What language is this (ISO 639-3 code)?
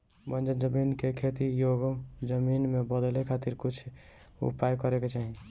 bho